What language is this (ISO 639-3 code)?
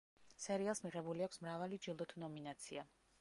kat